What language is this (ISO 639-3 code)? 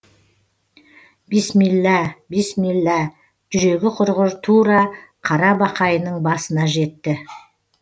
kaz